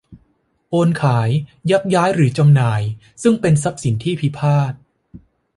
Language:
Thai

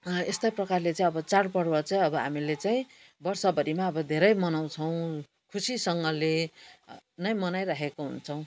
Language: Nepali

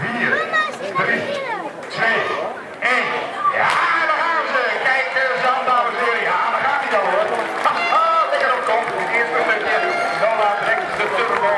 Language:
Dutch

